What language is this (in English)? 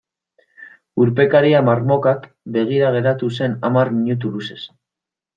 Basque